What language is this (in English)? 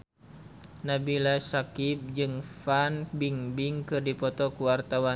Sundanese